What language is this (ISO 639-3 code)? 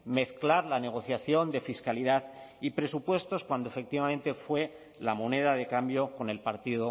spa